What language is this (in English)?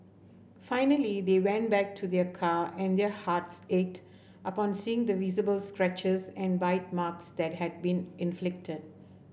English